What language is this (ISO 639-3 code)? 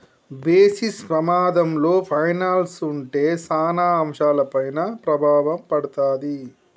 tel